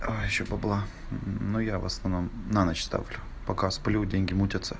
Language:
Russian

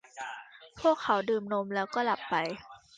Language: Thai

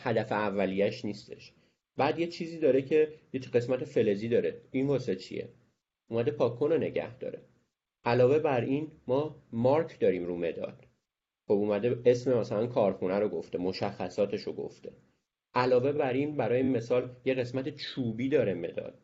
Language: Persian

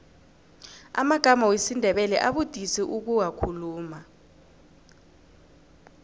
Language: South Ndebele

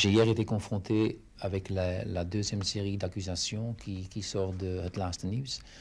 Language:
French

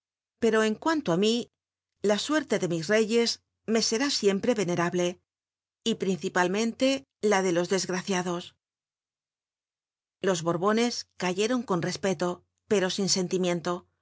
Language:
Spanish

